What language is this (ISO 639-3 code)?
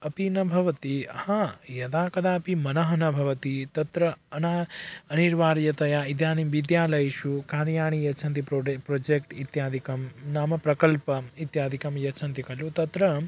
san